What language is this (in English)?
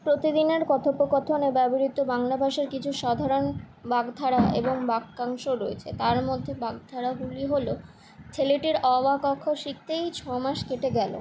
Bangla